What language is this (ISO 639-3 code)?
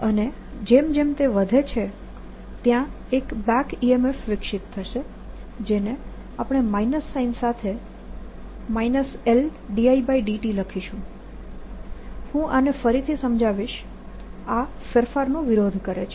guj